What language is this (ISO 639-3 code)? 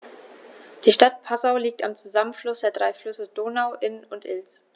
deu